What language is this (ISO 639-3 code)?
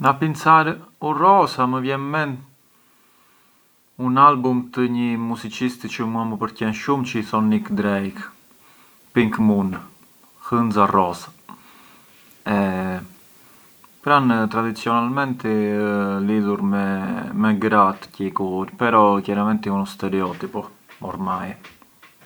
aae